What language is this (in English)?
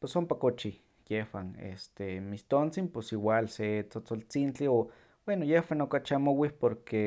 Huaxcaleca Nahuatl